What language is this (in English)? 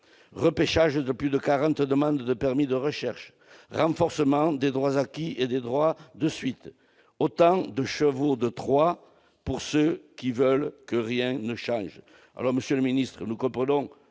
French